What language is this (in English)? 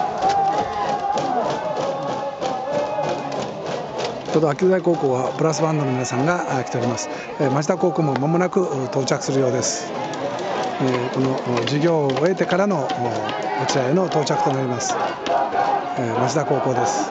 Japanese